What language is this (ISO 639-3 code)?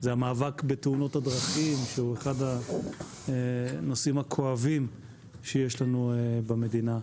heb